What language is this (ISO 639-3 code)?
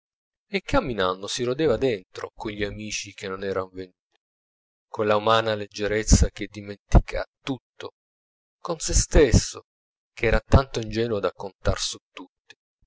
ita